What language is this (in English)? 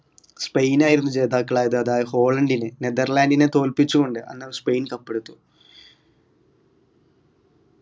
Malayalam